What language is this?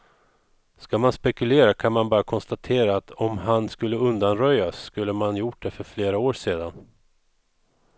Swedish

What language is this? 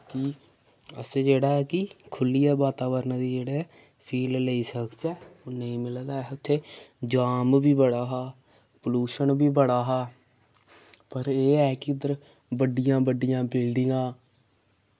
Dogri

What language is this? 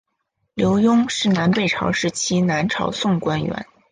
Chinese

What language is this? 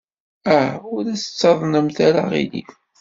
Kabyle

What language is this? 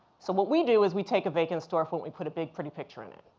English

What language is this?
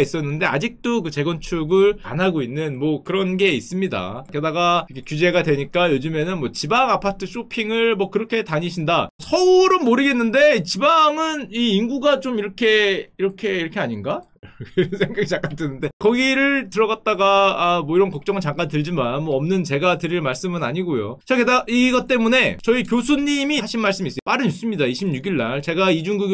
Korean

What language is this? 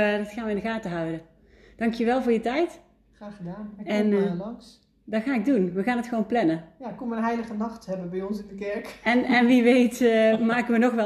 Dutch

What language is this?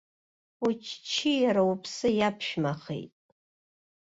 Abkhazian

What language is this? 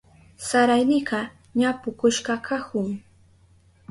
Southern Pastaza Quechua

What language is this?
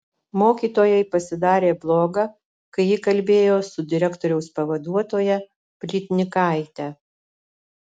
Lithuanian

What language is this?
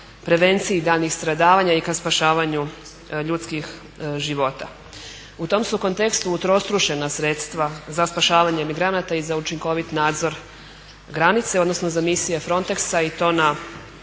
Croatian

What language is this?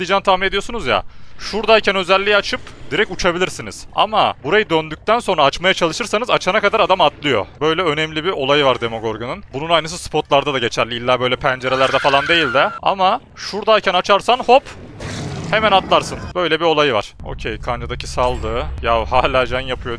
Turkish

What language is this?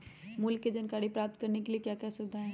Magahi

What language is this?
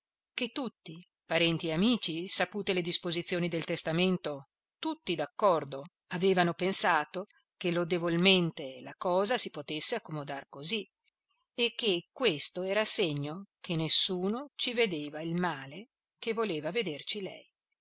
Italian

